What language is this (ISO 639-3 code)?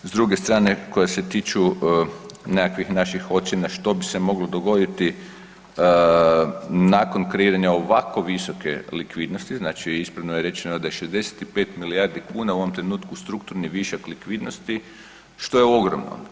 hrv